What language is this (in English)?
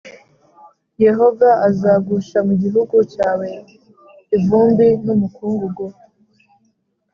Kinyarwanda